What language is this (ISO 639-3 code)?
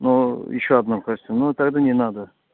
rus